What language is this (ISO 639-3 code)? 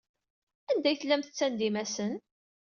kab